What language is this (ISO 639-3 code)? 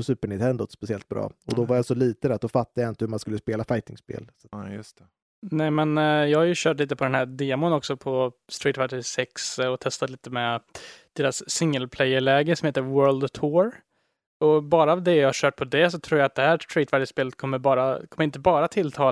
swe